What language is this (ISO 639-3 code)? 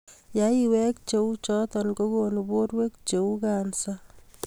kln